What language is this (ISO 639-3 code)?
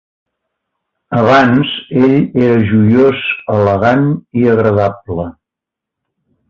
cat